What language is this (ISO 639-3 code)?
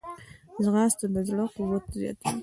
pus